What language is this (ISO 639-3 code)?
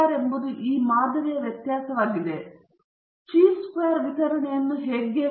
kan